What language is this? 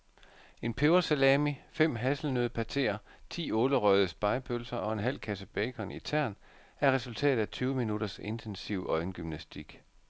Danish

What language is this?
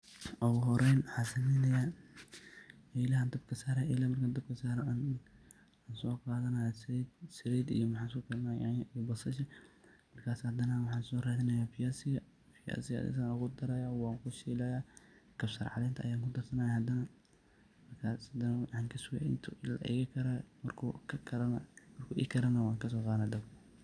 Somali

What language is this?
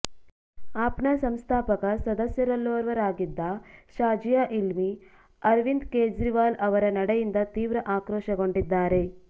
Kannada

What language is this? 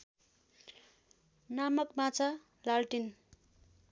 Nepali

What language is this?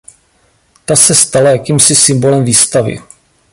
Czech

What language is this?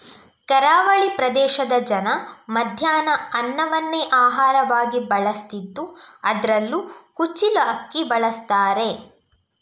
Kannada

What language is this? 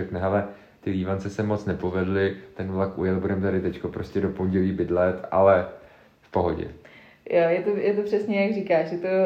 Czech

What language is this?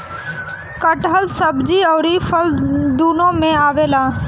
Bhojpuri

